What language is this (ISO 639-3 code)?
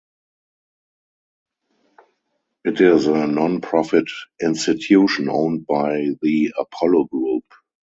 eng